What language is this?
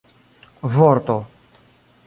Esperanto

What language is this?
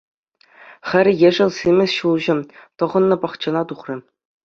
Chuvash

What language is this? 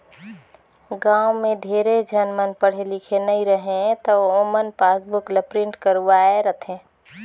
Chhattisgarhi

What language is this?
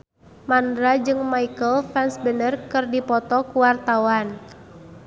Sundanese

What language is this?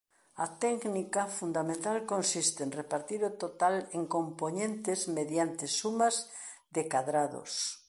Galician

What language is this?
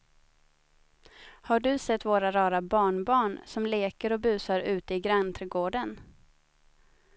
Swedish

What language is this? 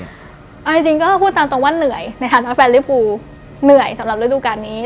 Thai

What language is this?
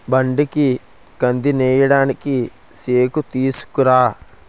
Telugu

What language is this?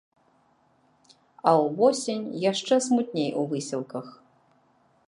Belarusian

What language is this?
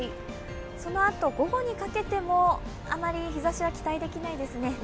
Japanese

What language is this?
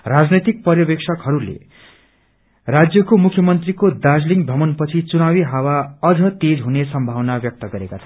Nepali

